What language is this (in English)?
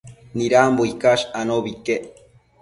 Matsés